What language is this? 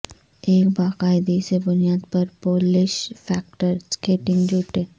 Urdu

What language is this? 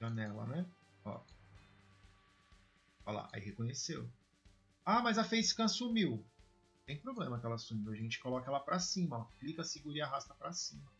Portuguese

